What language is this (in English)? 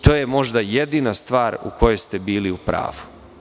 Serbian